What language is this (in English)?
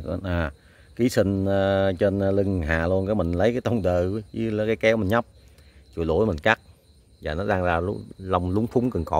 Vietnamese